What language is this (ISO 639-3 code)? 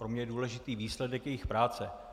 ces